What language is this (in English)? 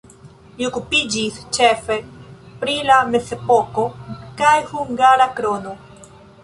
Esperanto